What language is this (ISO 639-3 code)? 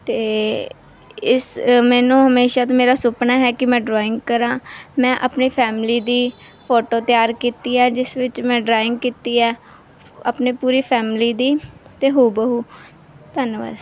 pan